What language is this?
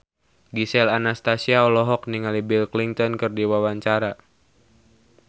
Sundanese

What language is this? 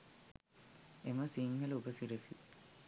Sinhala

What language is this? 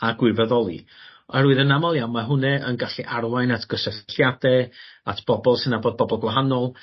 Welsh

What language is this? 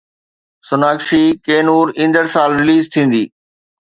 Sindhi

